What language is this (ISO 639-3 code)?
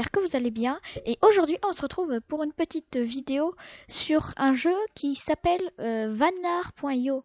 fra